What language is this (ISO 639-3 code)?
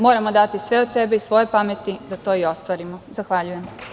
srp